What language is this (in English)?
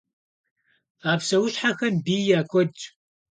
Kabardian